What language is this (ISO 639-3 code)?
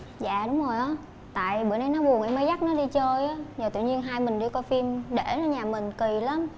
vie